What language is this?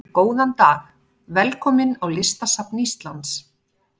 Icelandic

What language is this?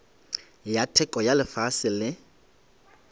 Northern Sotho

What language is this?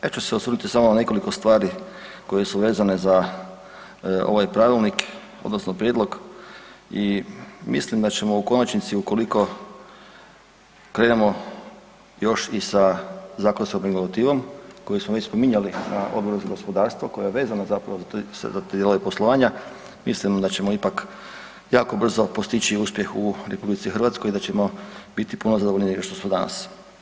Croatian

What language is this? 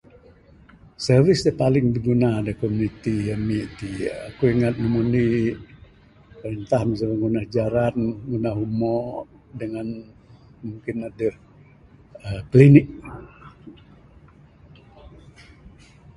Bukar-Sadung Bidayuh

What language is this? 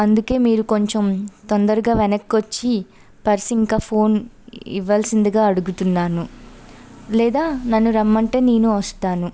Telugu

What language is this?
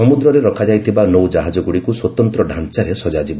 Odia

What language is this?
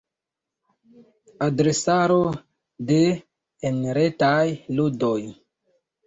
Esperanto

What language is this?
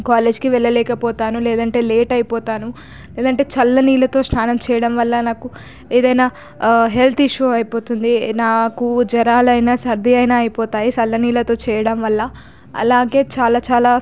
Telugu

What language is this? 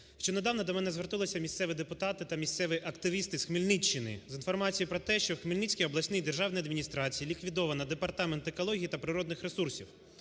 Ukrainian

